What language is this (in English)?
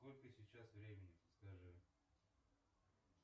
Russian